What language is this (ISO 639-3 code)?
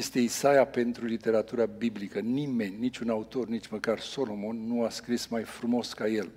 ron